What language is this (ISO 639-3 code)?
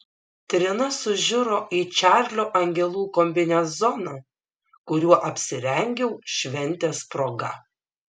lit